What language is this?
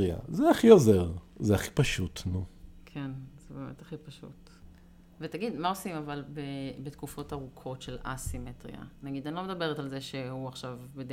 Hebrew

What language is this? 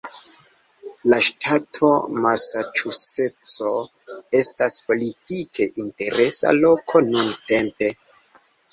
Esperanto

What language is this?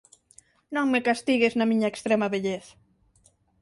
Galician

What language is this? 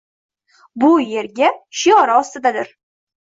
Uzbek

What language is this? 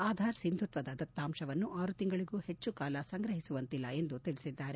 Kannada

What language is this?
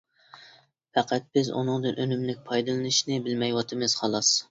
Uyghur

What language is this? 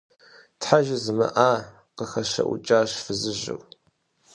Kabardian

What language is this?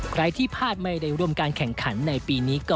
Thai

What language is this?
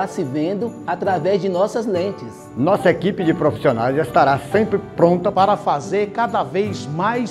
Portuguese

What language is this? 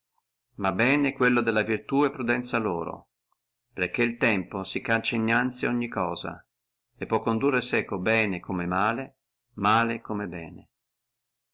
Italian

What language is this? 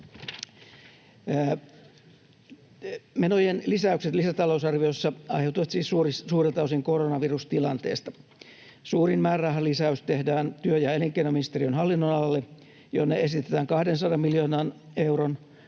Finnish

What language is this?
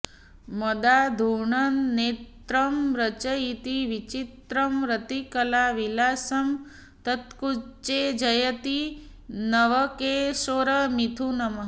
Sanskrit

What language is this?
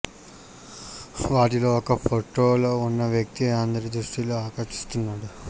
Telugu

